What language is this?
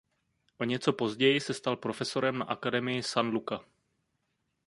Czech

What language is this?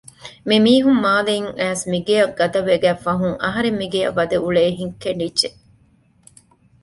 Divehi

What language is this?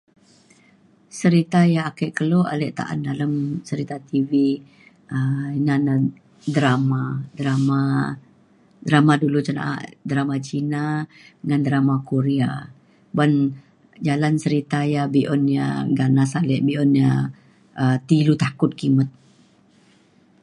Mainstream Kenyah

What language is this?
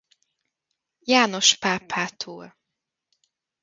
Hungarian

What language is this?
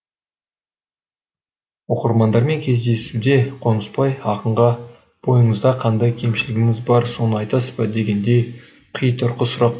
Kazakh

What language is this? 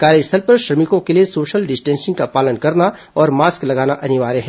Hindi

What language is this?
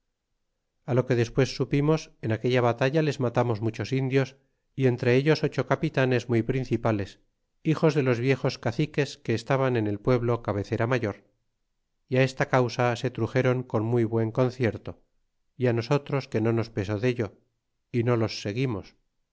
Spanish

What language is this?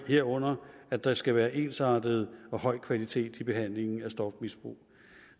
Danish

